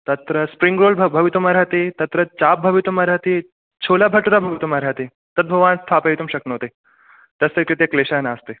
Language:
Sanskrit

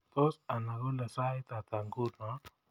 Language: Kalenjin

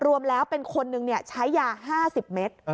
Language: Thai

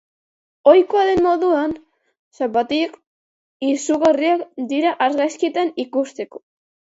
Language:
Basque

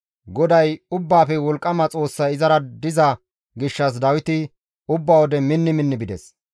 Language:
Gamo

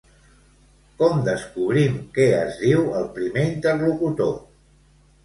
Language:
Catalan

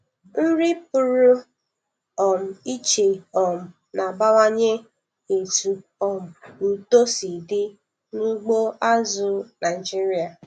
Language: Igbo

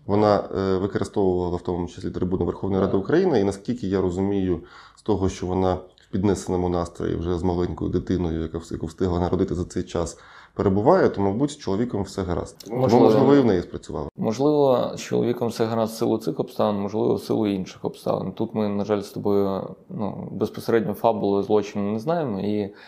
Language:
Ukrainian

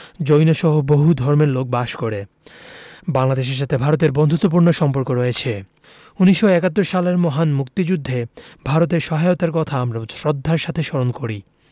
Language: Bangla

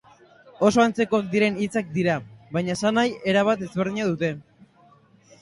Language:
Basque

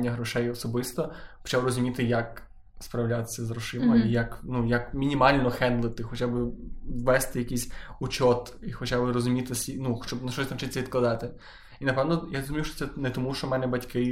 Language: Ukrainian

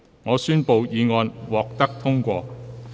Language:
Cantonese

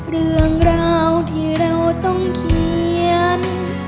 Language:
Thai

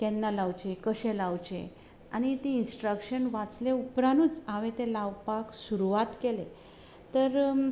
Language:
Konkani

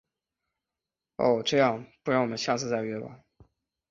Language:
Chinese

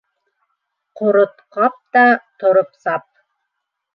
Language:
Bashkir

